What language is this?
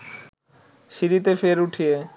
Bangla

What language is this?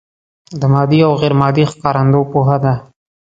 Pashto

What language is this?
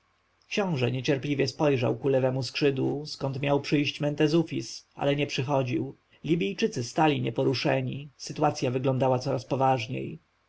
Polish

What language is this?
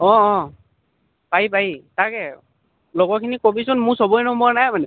Assamese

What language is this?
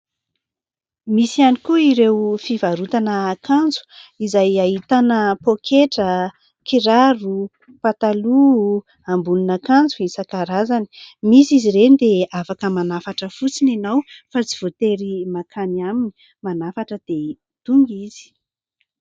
Malagasy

